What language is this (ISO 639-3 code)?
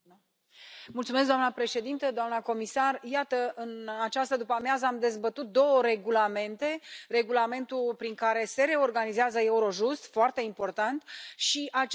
ron